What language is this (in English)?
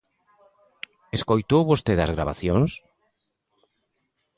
Galician